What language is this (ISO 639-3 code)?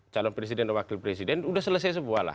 ind